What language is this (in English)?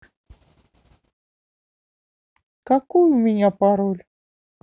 Russian